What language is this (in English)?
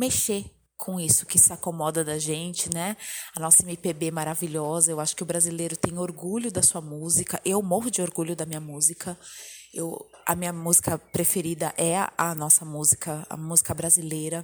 Portuguese